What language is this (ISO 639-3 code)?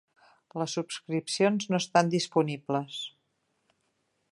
cat